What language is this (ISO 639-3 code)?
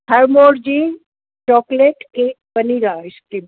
snd